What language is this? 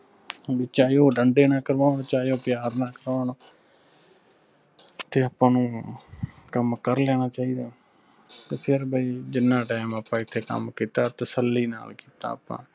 Punjabi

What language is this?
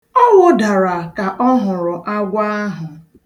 Igbo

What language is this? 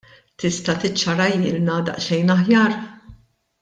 Maltese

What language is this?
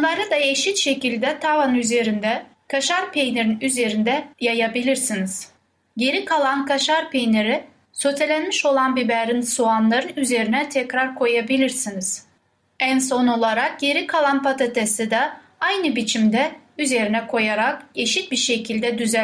Turkish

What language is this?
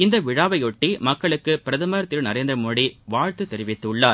Tamil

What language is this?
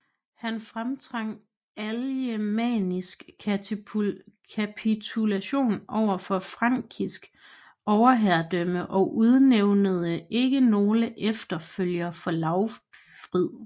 Danish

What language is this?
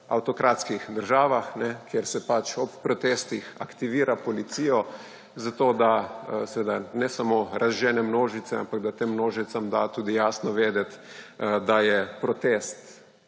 Slovenian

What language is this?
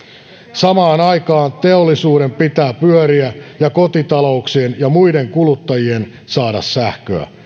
Finnish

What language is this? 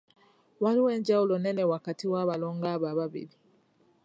Ganda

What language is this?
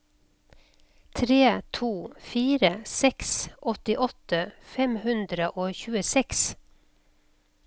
Norwegian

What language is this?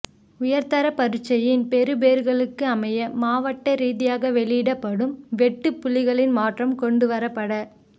Tamil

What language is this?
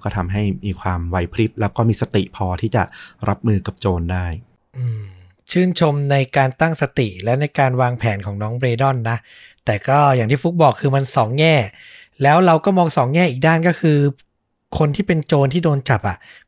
Thai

